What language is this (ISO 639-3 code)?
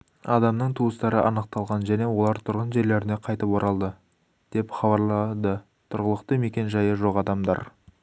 kaz